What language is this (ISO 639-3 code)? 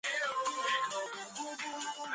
kat